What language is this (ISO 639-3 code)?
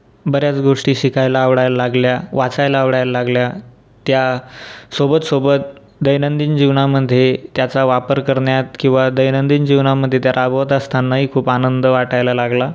mar